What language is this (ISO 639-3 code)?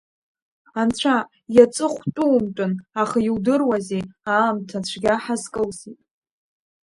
abk